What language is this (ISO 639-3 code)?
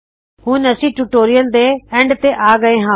pan